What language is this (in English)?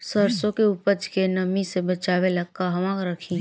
Bhojpuri